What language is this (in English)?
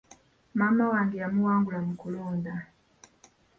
Ganda